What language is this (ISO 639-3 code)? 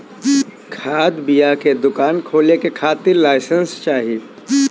bho